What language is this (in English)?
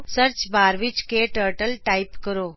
Punjabi